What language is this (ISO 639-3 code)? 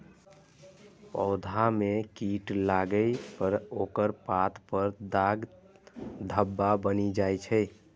mai